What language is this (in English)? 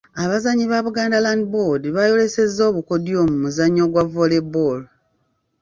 Ganda